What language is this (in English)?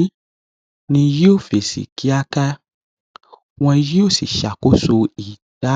Yoruba